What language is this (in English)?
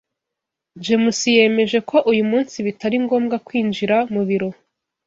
Kinyarwanda